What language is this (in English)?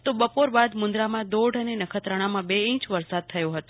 Gujarati